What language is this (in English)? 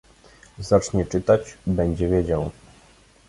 Polish